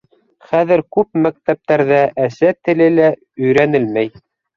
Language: Bashkir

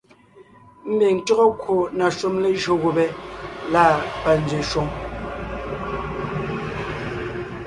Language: Ngiemboon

